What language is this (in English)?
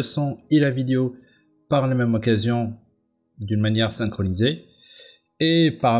French